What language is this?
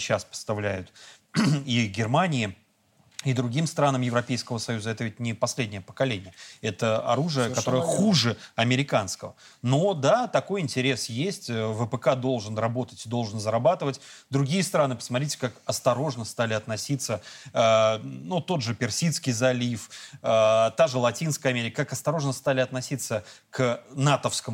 Russian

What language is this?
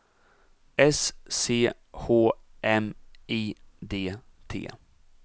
Swedish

